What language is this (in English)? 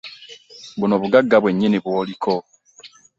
Ganda